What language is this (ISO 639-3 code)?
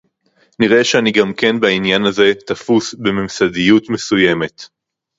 heb